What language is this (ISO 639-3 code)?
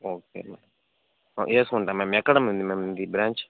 tel